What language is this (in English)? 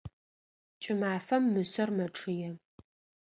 Adyghe